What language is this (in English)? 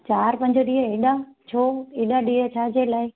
Sindhi